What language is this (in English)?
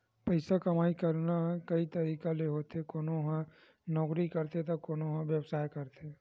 Chhattisgarhi